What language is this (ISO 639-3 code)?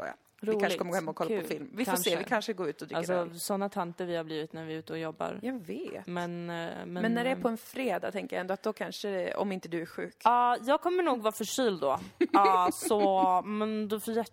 swe